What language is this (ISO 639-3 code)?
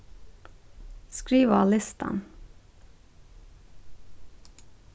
fao